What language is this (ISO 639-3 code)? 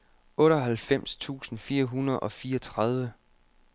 dan